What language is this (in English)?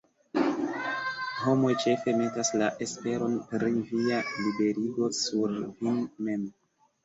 Esperanto